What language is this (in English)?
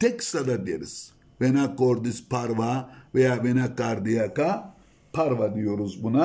Turkish